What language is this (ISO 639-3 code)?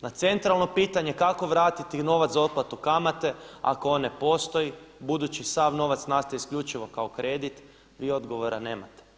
hrv